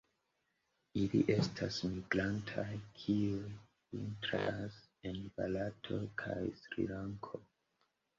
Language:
Esperanto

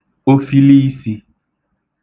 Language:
Igbo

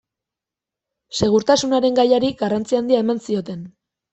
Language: Basque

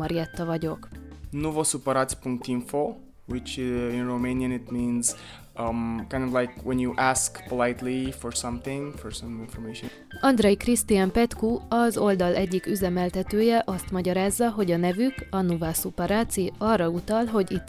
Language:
Hungarian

